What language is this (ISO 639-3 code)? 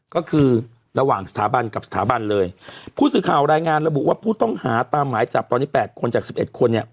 tha